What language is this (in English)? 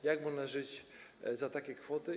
Polish